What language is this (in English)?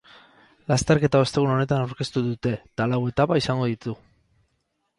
Basque